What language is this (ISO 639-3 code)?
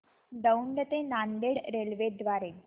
mar